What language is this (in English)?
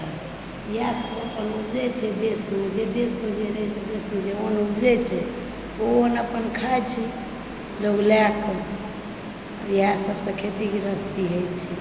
Maithili